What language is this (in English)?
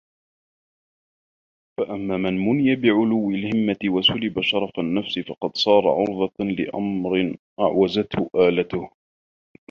Arabic